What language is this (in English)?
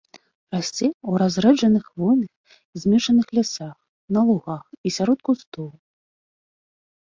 Belarusian